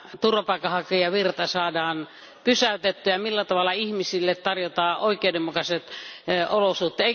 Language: Finnish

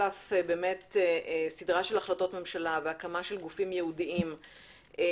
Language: Hebrew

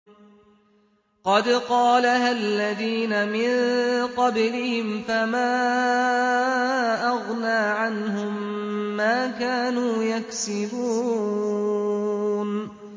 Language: Arabic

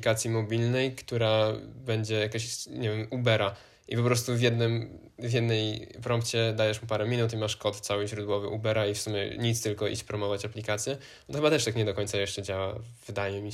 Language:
Polish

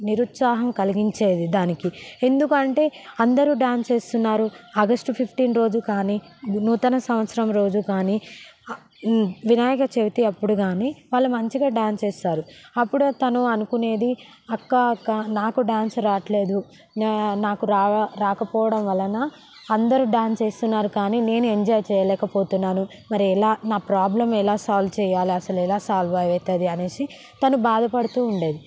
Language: Telugu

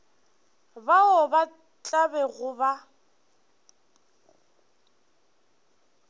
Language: Northern Sotho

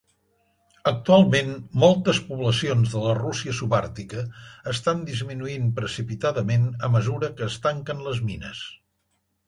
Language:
Catalan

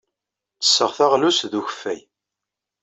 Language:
Kabyle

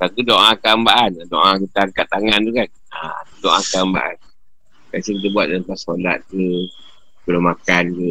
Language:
Malay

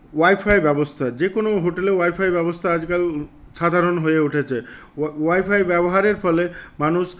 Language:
Bangla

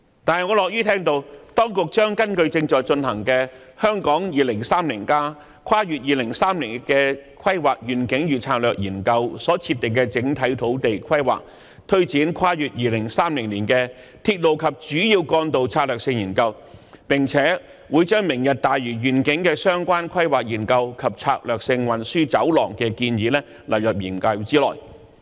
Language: Cantonese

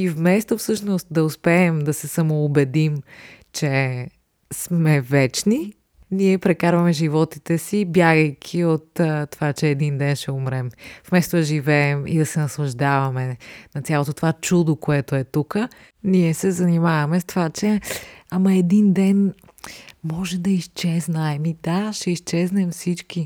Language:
Bulgarian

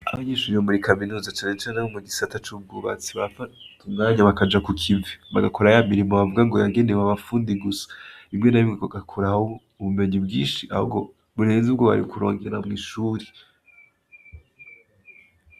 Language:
Rundi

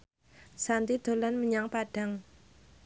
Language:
Javanese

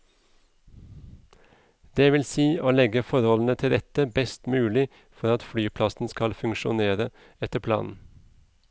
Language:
Norwegian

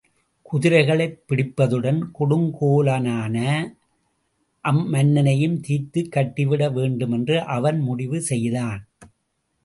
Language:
Tamil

